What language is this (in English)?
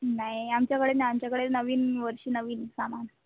Marathi